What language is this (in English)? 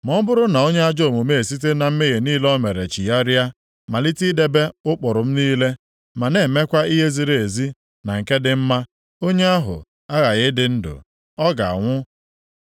Igbo